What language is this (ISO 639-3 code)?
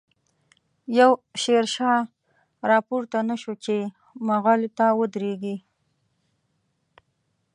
pus